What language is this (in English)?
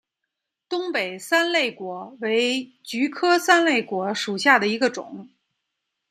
Chinese